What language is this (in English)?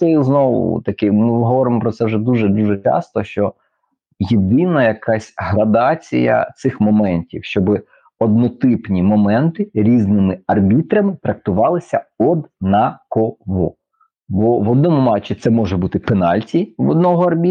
Ukrainian